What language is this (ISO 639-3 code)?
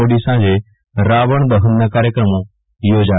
guj